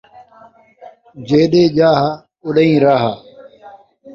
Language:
Saraiki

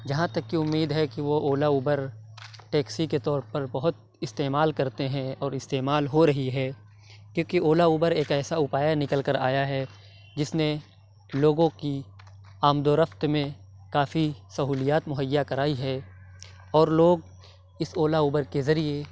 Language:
Urdu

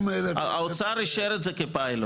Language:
Hebrew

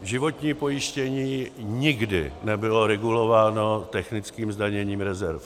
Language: Czech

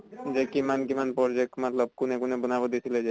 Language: Assamese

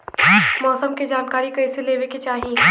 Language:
Bhojpuri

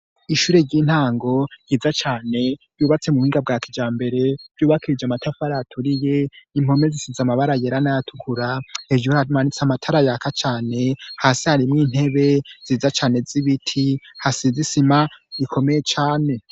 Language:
Rundi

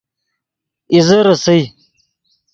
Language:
Yidgha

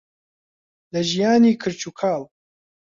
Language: Central Kurdish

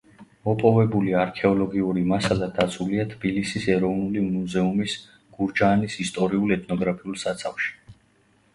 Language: Georgian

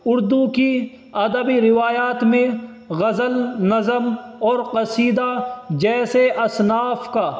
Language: Urdu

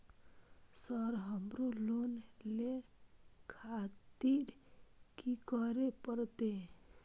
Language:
Maithili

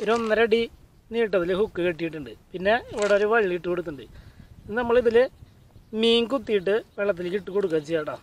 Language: Malayalam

